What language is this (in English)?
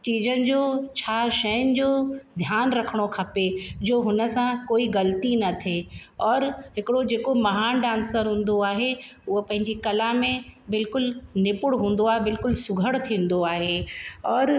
Sindhi